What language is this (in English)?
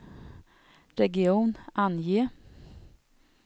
Swedish